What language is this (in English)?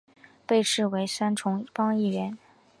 Chinese